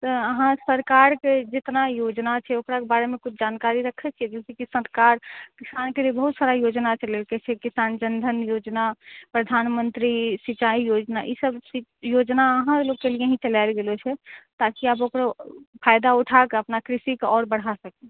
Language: Maithili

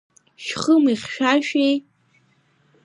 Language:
Abkhazian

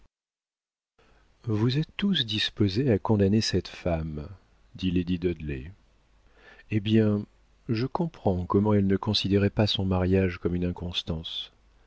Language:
French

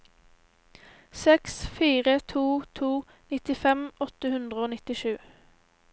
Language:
Norwegian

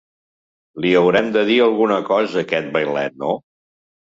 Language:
Catalan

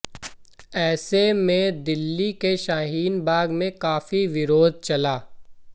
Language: Hindi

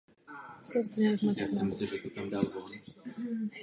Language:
Czech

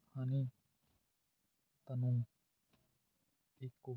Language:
Punjabi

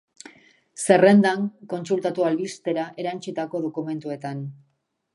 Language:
Basque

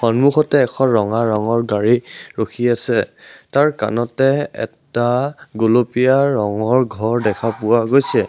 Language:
Assamese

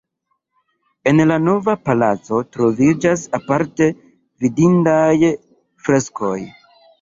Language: Esperanto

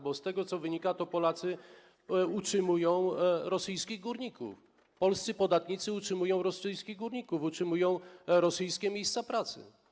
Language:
Polish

